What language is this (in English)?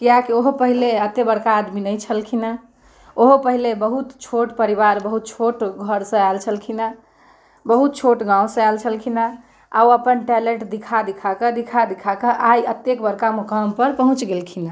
Maithili